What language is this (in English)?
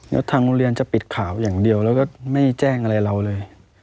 Thai